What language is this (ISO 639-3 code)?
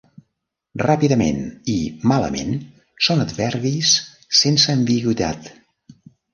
cat